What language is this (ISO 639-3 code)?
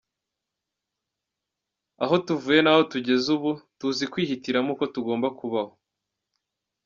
kin